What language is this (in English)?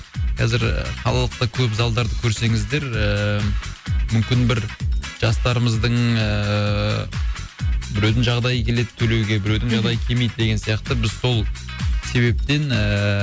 Kazakh